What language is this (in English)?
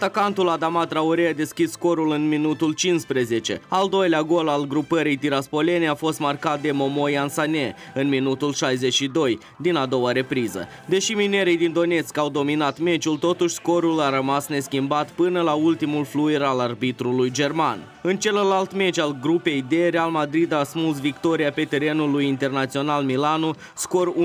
Romanian